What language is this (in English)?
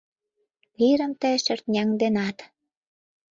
Mari